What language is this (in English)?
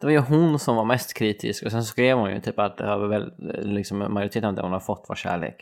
Swedish